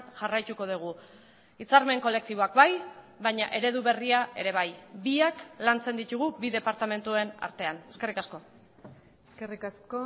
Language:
Basque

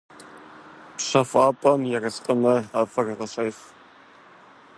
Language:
Kabardian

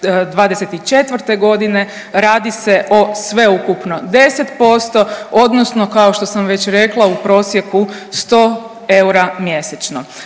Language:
Croatian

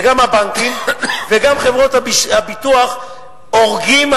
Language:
Hebrew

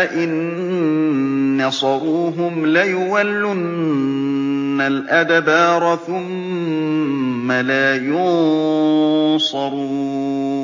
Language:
Arabic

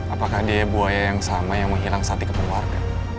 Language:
Indonesian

